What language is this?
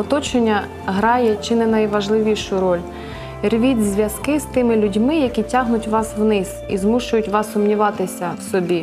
Ukrainian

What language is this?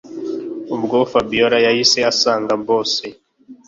Kinyarwanda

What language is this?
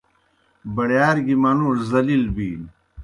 Kohistani Shina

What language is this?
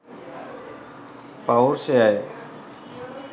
Sinhala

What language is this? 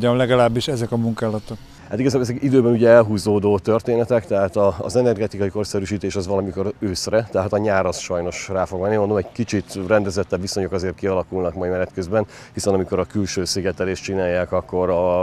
Hungarian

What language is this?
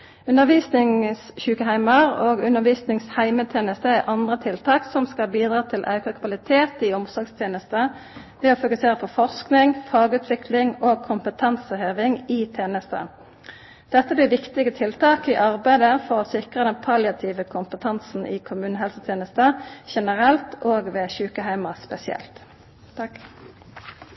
Norwegian Nynorsk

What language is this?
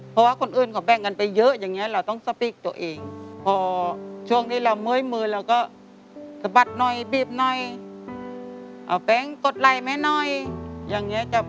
Thai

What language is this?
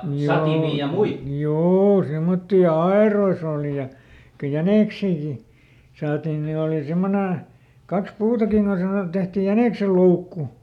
Finnish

